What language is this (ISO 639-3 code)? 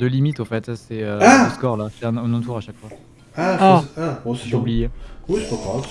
fra